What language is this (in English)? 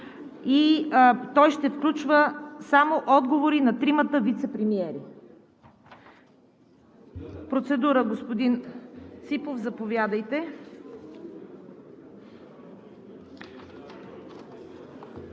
Bulgarian